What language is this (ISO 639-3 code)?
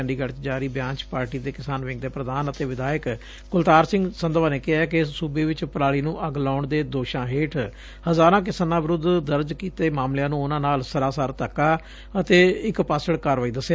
pan